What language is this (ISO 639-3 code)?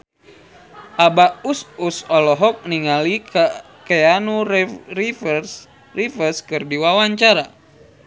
sun